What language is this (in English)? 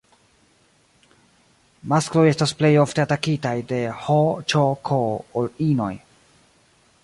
Esperanto